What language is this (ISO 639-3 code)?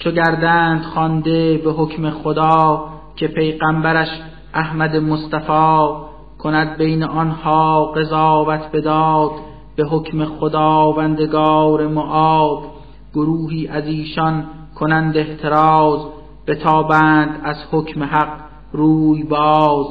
fas